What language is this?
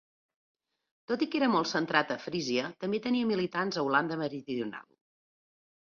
Catalan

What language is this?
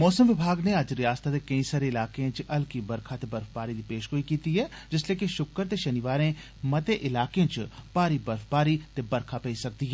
Dogri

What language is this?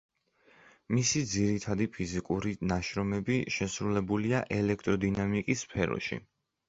Georgian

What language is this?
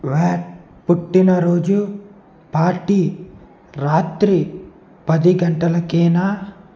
Telugu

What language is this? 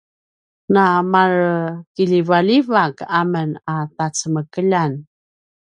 Paiwan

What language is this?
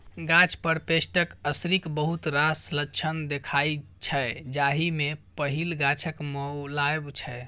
Maithili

